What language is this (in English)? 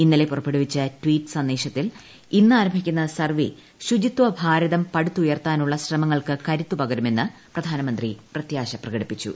Malayalam